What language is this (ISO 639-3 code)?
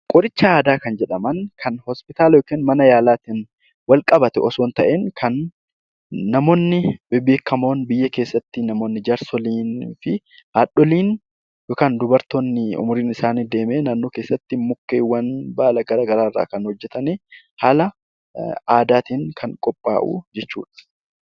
orm